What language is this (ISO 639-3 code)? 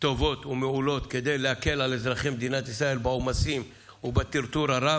heb